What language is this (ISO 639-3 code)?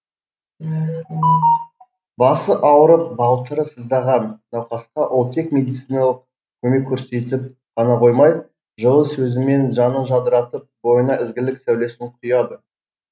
kaz